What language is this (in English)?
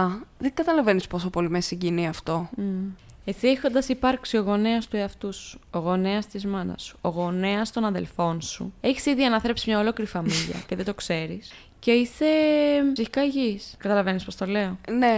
Greek